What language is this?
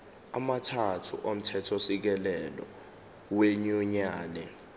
Zulu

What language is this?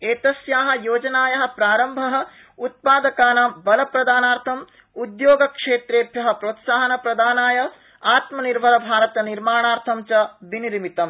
Sanskrit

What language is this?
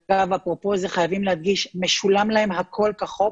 Hebrew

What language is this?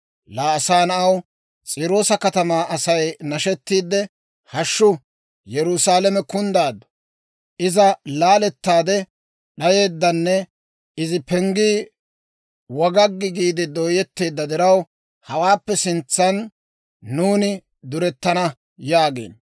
Dawro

